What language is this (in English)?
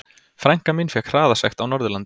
Icelandic